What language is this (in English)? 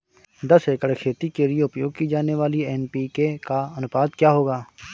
Hindi